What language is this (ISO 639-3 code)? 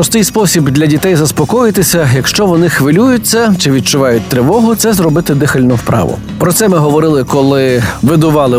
ukr